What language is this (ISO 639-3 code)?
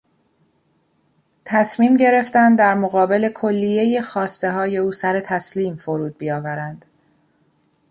fas